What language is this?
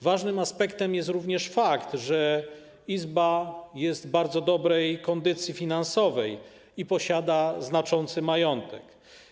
Polish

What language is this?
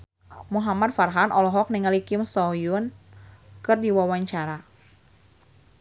Sundanese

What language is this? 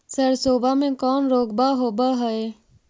Magahi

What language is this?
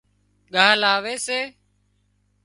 Wadiyara Koli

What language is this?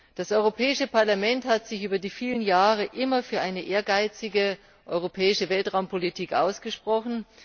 German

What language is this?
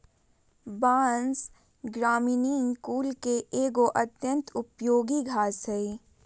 Magahi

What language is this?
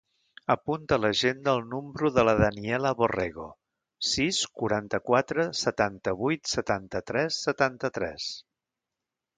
Catalan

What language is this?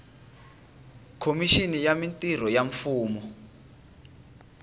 Tsonga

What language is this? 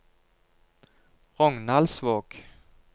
Norwegian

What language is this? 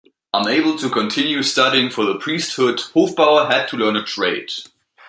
English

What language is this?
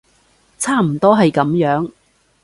Cantonese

